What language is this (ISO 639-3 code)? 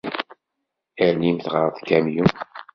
kab